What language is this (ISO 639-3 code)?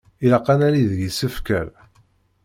kab